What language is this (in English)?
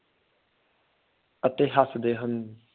Punjabi